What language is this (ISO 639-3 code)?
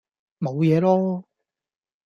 yue